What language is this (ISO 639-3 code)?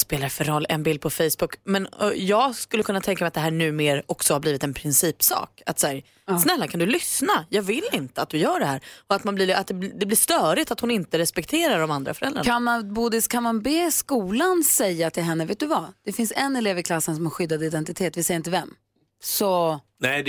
swe